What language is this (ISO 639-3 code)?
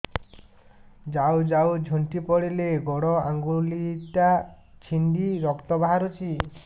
ori